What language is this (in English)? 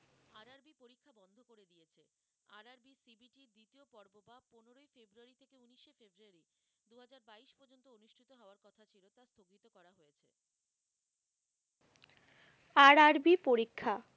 Bangla